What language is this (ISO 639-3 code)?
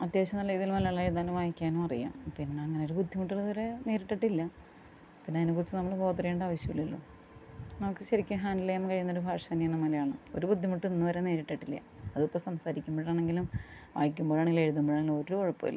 mal